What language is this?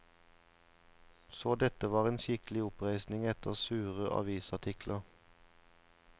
Norwegian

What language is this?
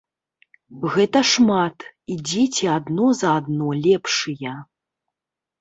Belarusian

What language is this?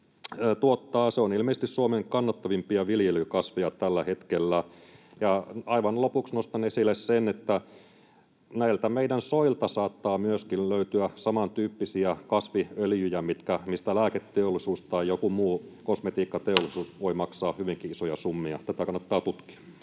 Finnish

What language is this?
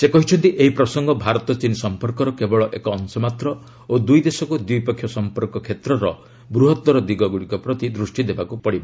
Odia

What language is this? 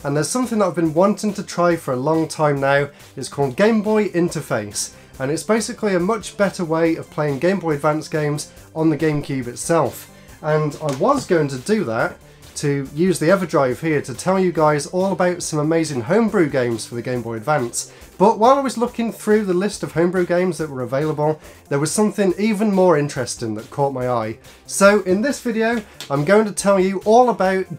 English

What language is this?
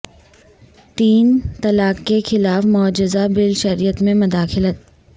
Urdu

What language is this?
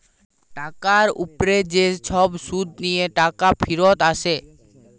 Bangla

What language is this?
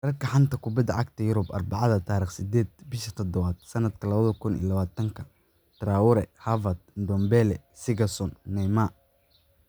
Somali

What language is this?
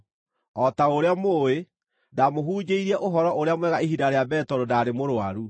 Kikuyu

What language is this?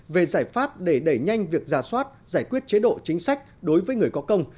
Vietnamese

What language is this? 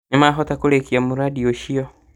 Kikuyu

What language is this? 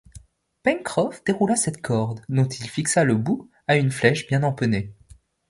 French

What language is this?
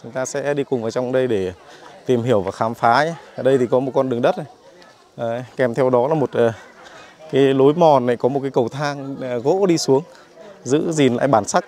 Vietnamese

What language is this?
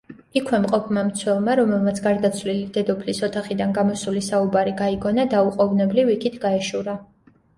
Georgian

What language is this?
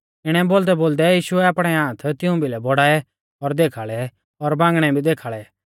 Mahasu Pahari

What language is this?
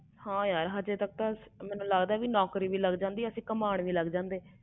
Punjabi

